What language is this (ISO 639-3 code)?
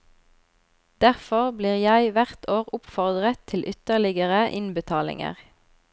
nor